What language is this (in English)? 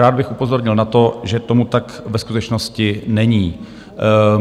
Czech